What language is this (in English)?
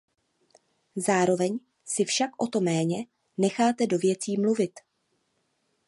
Czech